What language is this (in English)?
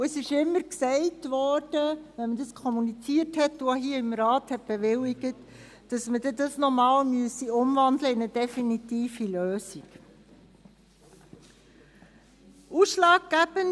Swiss German